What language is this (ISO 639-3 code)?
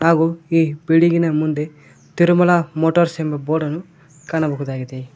kan